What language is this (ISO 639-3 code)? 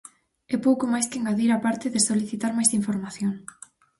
glg